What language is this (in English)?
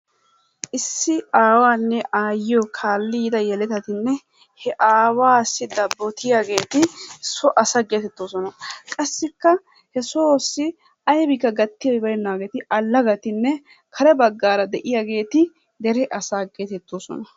Wolaytta